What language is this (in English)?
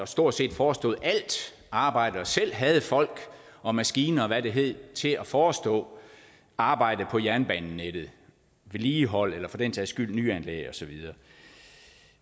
Danish